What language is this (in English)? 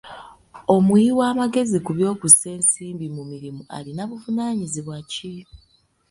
Ganda